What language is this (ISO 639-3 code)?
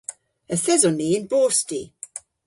cor